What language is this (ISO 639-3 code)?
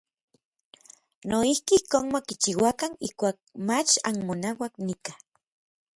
nlv